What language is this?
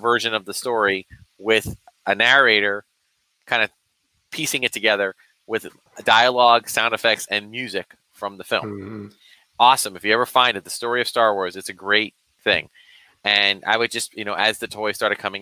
English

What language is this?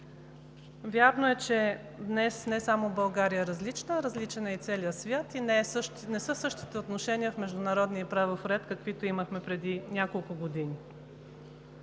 Bulgarian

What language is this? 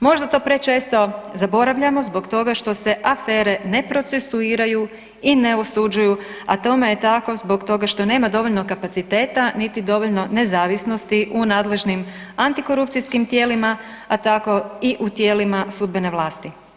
Croatian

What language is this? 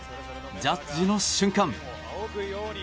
Japanese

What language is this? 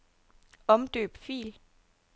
Danish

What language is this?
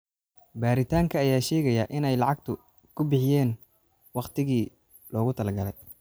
Somali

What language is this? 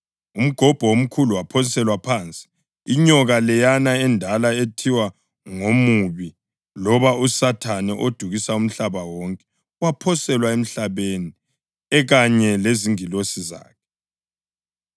North Ndebele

